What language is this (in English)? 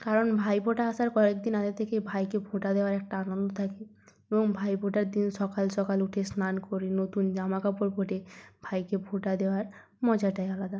Bangla